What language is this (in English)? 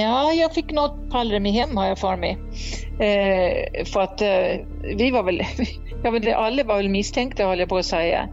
Swedish